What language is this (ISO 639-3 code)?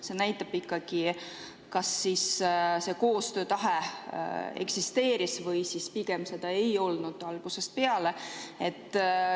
est